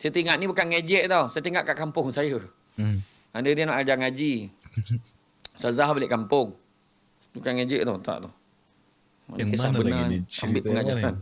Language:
Malay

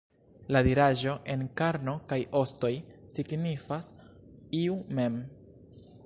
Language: Esperanto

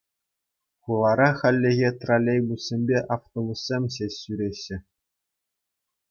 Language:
Chuvash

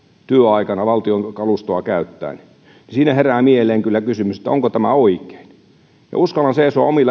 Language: Finnish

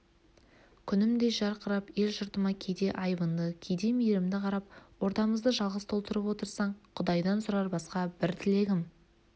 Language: Kazakh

